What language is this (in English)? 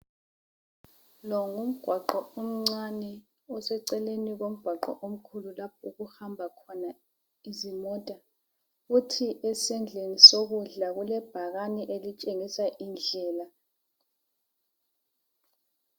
North Ndebele